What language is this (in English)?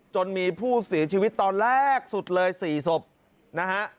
Thai